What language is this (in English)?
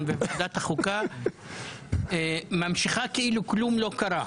Hebrew